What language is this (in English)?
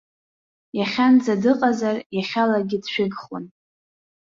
Abkhazian